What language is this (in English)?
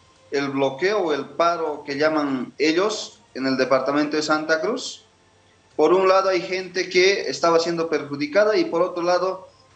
Spanish